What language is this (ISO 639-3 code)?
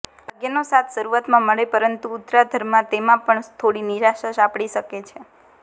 guj